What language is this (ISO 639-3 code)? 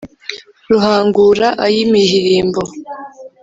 kin